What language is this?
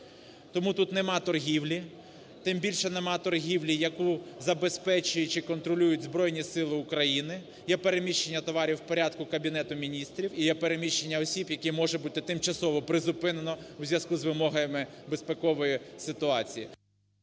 Ukrainian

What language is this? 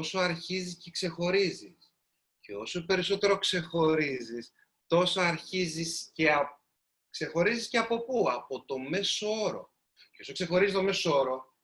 Greek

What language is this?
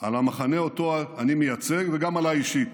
Hebrew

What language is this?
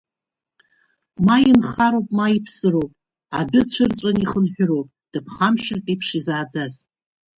Abkhazian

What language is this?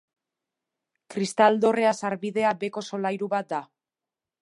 Basque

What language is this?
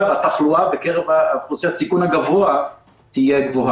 Hebrew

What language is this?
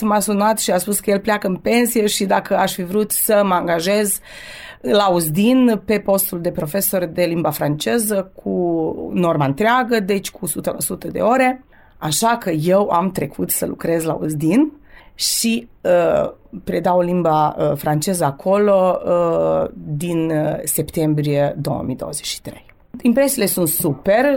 Romanian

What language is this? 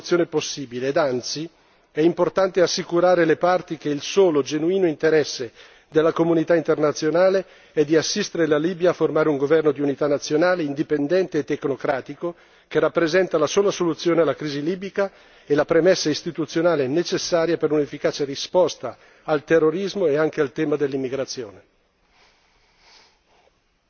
Italian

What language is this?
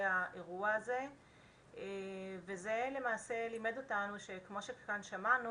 Hebrew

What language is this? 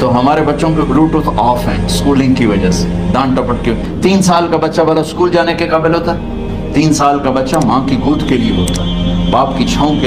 Hindi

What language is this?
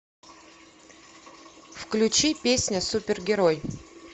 Russian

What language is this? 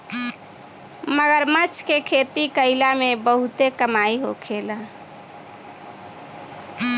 Bhojpuri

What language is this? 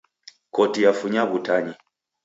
Taita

